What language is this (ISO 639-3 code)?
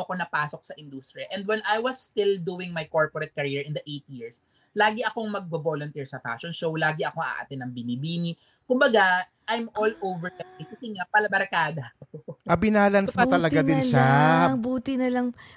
fil